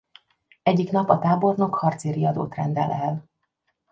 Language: Hungarian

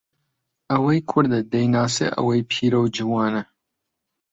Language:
Central Kurdish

